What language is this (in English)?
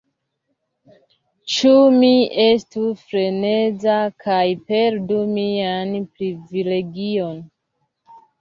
Esperanto